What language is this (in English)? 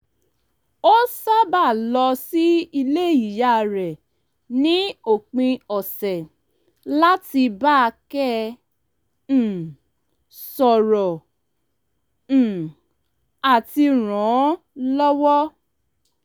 Yoruba